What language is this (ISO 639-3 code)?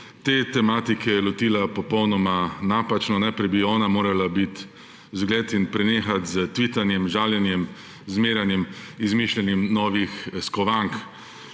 slv